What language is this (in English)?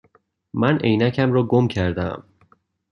Persian